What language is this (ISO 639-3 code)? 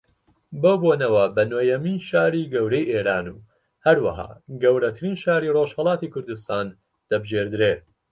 ckb